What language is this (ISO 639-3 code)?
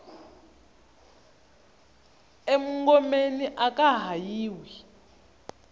tso